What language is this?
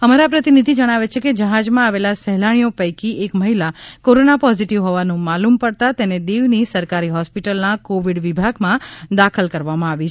Gujarati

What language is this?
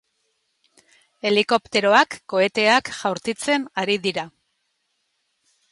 Basque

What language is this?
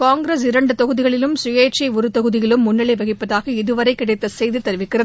Tamil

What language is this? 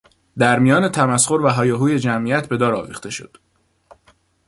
Persian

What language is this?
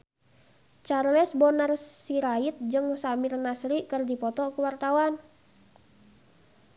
Sundanese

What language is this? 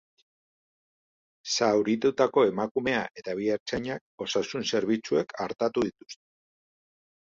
Basque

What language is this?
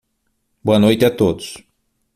Portuguese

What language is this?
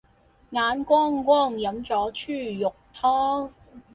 Cantonese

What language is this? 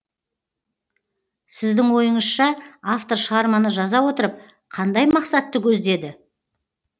Kazakh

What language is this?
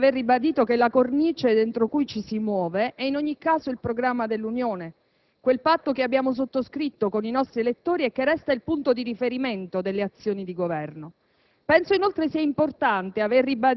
Italian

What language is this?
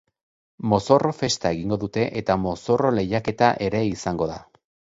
Basque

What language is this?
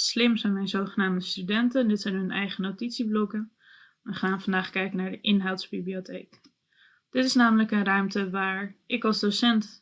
Dutch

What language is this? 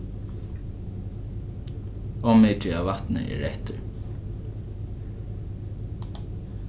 Faroese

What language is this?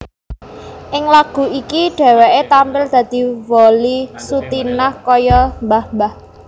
Javanese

